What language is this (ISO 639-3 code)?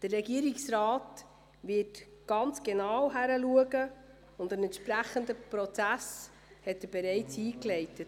gsw